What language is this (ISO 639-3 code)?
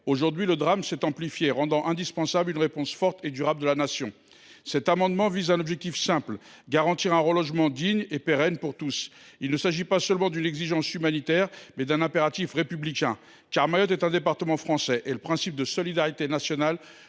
fra